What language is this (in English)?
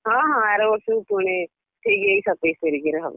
Odia